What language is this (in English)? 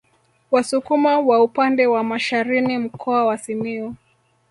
Swahili